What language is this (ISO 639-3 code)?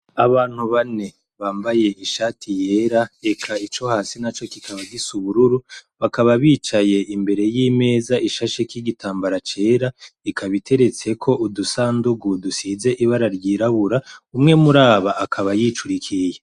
run